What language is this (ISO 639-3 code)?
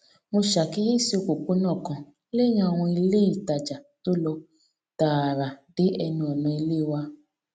yor